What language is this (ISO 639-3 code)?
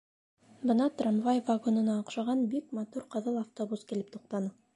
bak